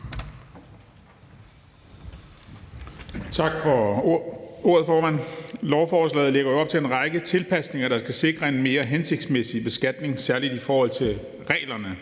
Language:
Danish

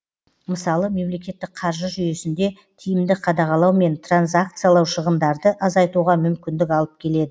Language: Kazakh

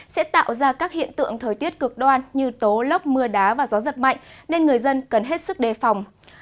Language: Vietnamese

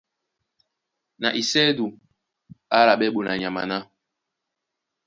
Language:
Duala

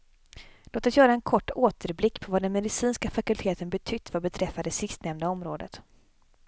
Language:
Swedish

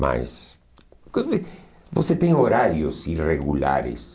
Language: Portuguese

